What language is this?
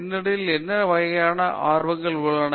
Tamil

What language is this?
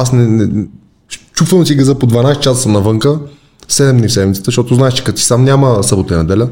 Bulgarian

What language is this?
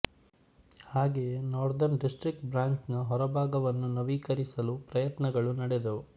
Kannada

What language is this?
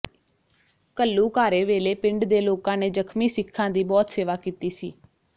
Punjabi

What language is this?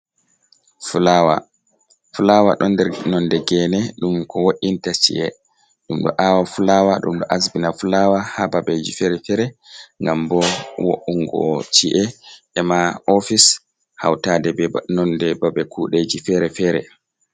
Fula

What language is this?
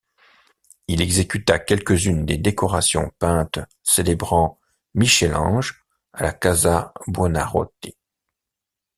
French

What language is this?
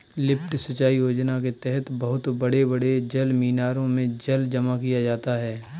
Hindi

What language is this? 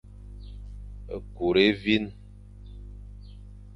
Fang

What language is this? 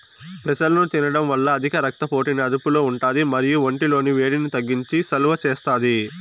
Telugu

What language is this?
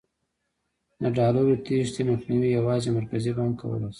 Pashto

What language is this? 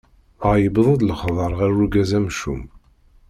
Kabyle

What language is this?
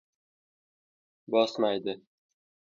Uzbek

